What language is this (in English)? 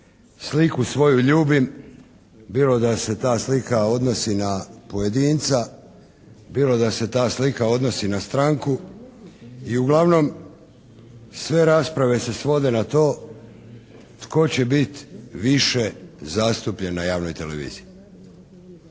Croatian